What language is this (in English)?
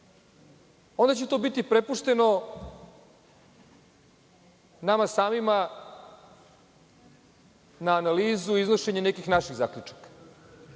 Serbian